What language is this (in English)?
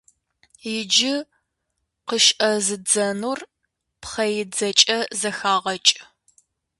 Kabardian